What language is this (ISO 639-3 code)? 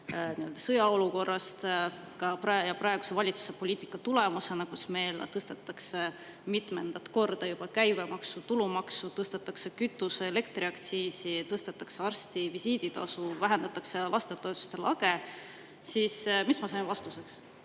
est